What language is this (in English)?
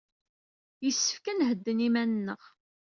Kabyle